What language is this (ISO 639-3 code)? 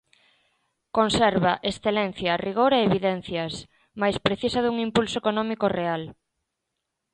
glg